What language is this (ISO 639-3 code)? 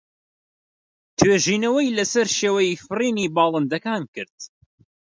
ckb